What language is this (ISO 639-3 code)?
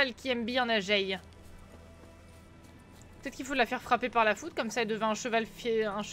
fra